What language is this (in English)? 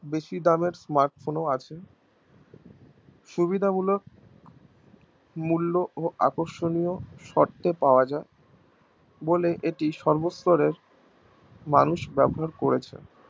Bangla